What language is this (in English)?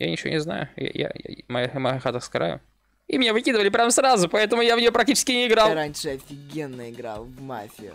Russian